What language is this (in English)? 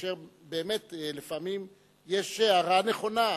Hebrew